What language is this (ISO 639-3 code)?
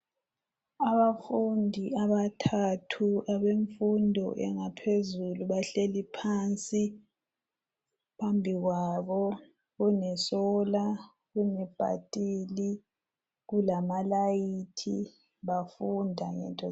nde